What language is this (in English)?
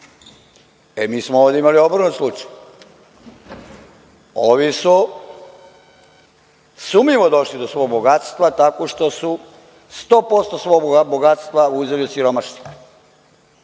Serbian